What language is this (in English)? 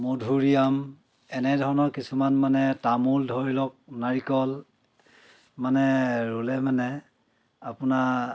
Assamese